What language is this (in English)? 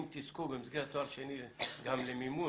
Hebrew